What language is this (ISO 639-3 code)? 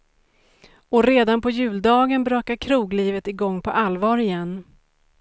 swe